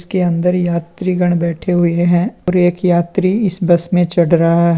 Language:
Hindi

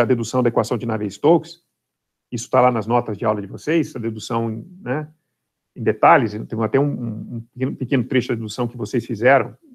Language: Portuguese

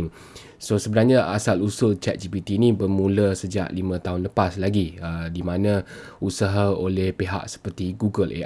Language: Malay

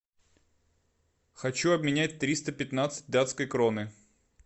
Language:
Russian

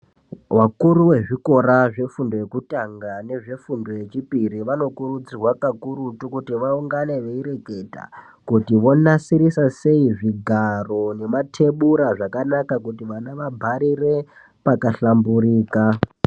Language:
Ndau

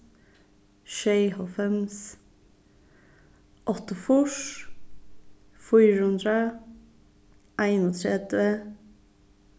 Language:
Faroese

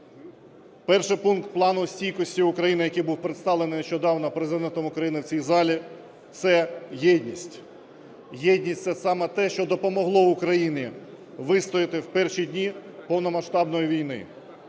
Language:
Ukrainian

